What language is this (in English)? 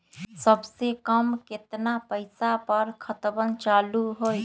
Magahi